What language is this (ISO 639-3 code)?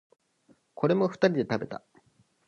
jpn